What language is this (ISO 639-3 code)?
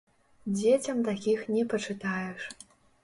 bel